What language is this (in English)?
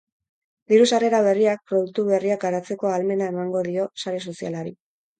Basque